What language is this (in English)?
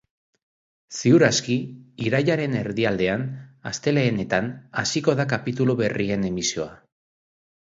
Basque